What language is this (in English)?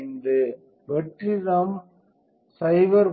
Tamil